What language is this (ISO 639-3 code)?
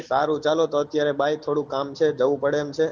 guj